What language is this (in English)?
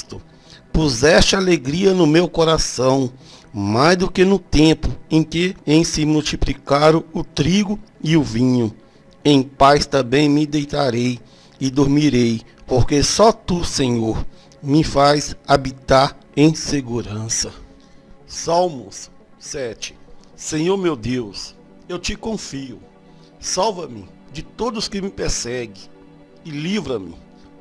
Portuguese